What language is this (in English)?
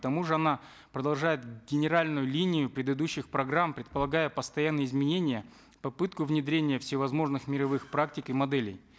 Kazakh